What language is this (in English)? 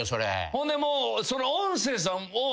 Japanese